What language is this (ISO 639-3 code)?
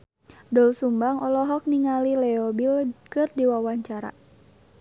sun